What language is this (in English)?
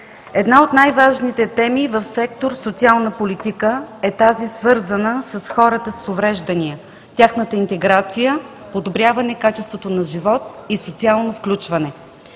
Bulgarian